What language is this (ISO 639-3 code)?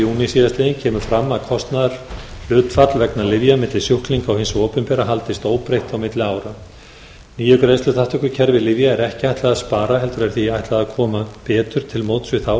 isl